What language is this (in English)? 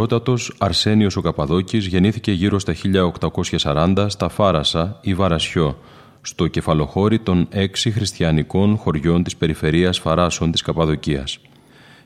Greek